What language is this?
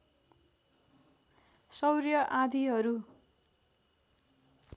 Nepali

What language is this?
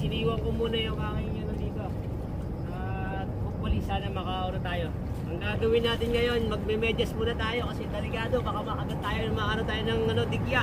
Filipino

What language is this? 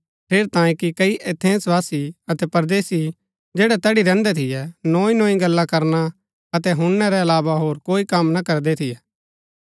Gaddi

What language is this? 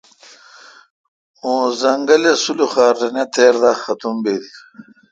Kalkoti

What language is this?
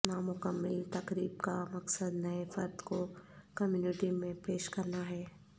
Urdu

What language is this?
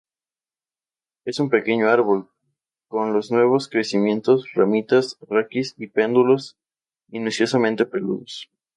Spanish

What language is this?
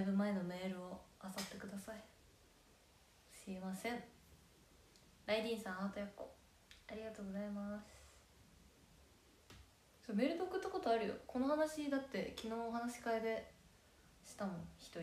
Japanese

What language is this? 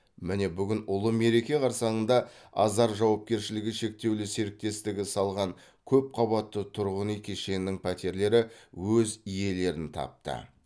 Kazakh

